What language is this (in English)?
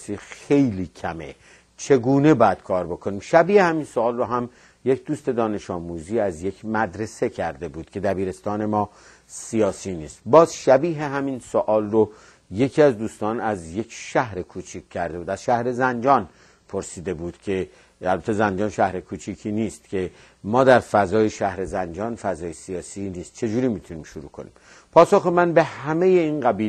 Persian